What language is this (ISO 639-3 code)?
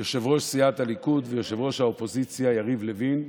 heb